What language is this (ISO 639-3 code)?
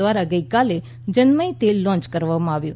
guj